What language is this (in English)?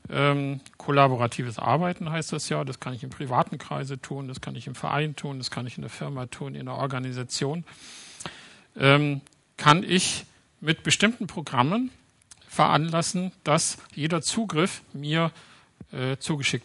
German